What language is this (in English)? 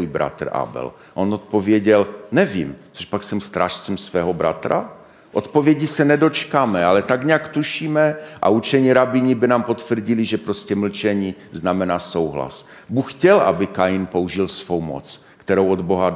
Czech